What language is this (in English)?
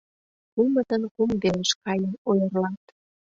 Mari